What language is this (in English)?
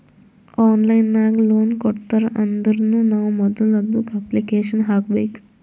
Kannada